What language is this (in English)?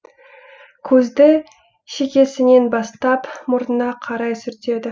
Kazakh